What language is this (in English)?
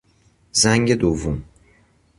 Persian